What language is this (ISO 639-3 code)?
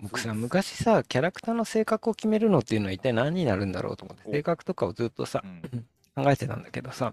jpn